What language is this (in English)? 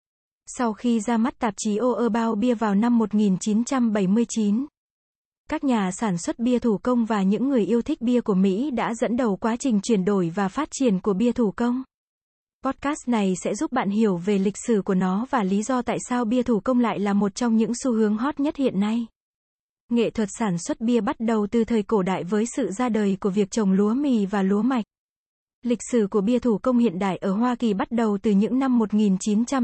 Vietnamese